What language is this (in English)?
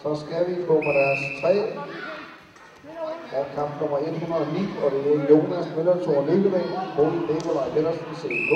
Danish